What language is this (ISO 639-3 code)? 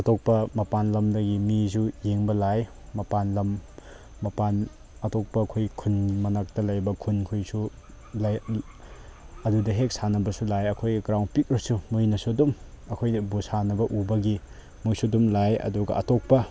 mni